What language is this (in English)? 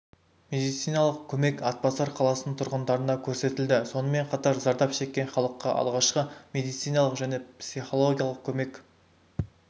Kazakh